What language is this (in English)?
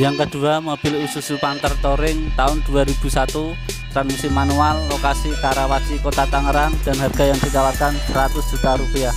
Indonesian